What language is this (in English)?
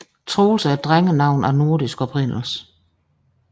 Danish